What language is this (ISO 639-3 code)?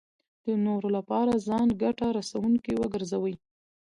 pus